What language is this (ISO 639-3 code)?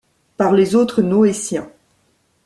fra